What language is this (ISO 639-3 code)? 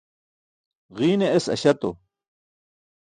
bsk